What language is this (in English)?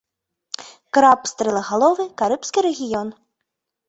Belarusian